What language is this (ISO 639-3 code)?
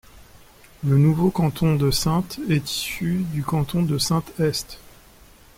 fra